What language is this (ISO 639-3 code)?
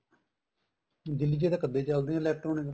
pan